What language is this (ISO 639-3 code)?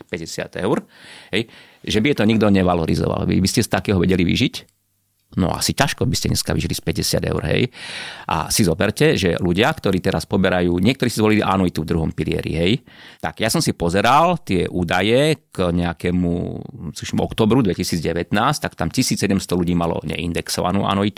slk